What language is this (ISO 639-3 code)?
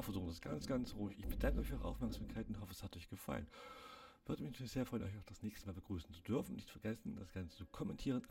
deu